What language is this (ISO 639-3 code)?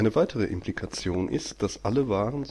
deu